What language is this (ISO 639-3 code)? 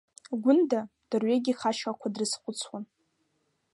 abk